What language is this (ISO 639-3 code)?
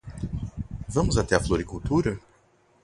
por